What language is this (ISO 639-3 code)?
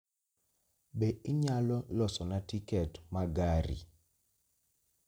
luo